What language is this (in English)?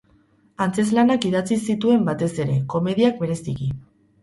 Basque